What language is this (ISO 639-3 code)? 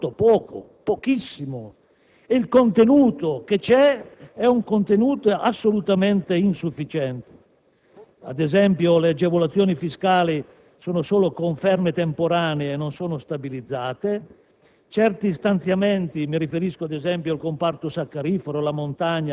ita